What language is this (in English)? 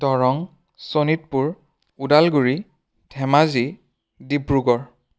Assamese